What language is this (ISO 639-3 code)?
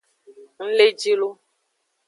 ajg